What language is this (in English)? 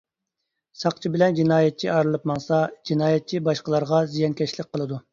Uyghur